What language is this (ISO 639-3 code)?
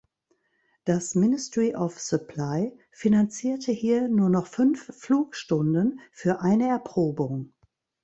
deu